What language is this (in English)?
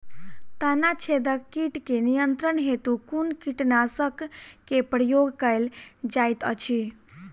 Maithili